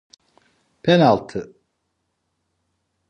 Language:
Turkish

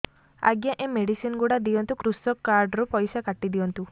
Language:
Odia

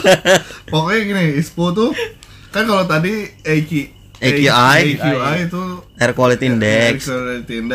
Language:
Indonesian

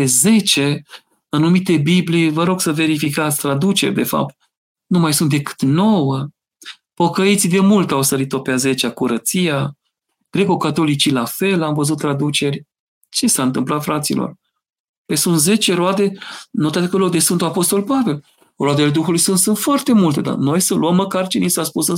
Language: Romanian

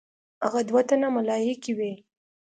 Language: Pashto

